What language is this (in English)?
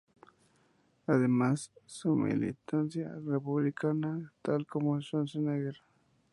Spanish